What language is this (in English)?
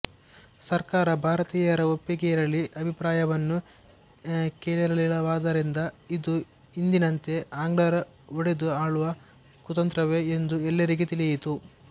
Kannada